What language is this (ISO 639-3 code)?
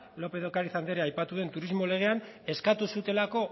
eus